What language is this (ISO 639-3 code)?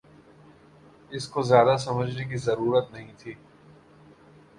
urd